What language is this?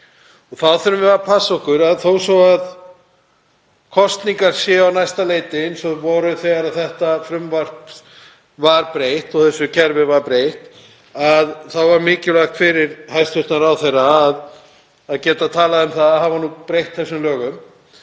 Icelandic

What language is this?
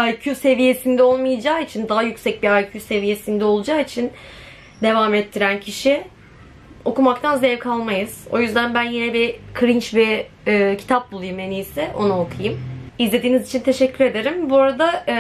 Turkish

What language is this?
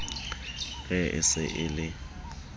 Southern Sotho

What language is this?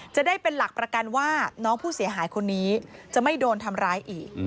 Thai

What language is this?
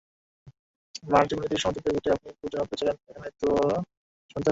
Bangla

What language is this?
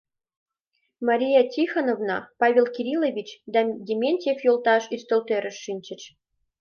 Mari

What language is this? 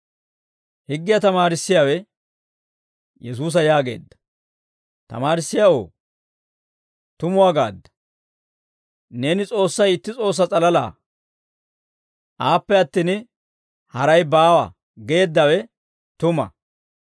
Dawro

